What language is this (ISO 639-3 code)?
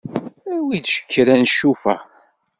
kab